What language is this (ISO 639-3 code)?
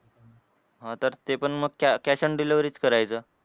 mar